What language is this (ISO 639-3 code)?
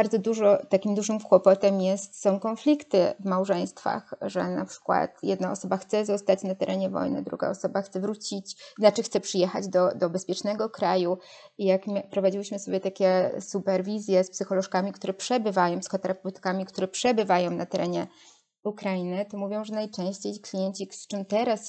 pol